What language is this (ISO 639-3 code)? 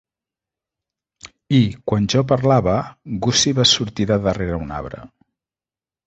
cat